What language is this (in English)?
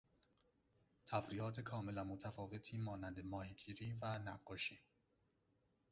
Persian